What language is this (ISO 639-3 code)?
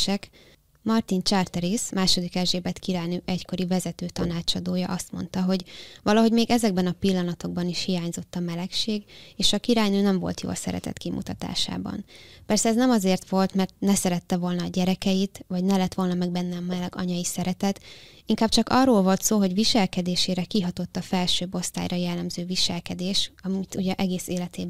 hun